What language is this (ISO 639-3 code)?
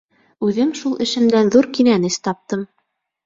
bak